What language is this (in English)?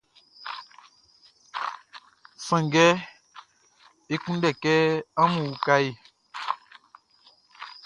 Baoulé